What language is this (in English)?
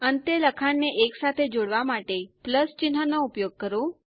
Gujarati